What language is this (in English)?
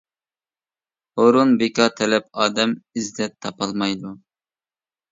Uyghur